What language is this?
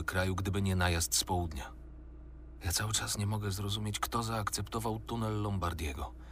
Polish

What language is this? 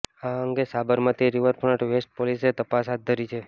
Gujarati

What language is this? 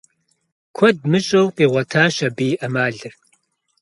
Kabardian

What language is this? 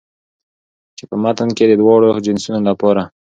Pashto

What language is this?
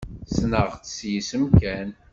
Kabyle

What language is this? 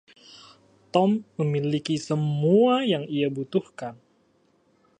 Indonesian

